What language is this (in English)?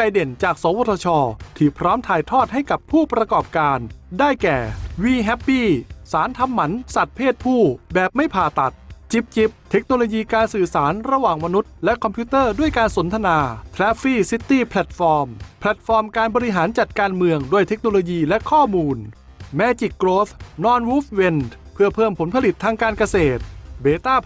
Thai